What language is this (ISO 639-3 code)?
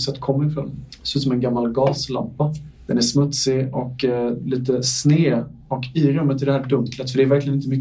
swe